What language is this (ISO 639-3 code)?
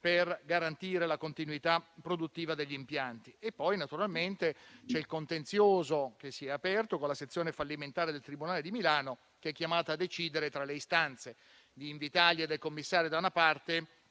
ita